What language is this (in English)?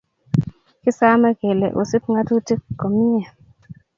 Kalenjin